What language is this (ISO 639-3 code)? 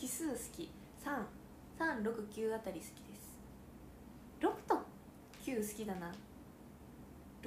jpn